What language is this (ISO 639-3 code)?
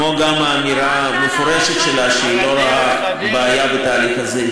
heb